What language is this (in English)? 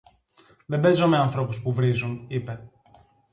Greek